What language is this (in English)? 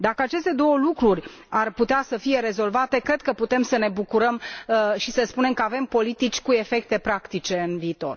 Romanian